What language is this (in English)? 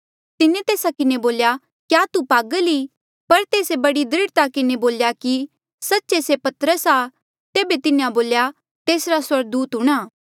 Mandeali